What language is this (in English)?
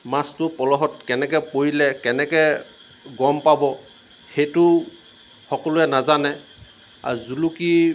Assamese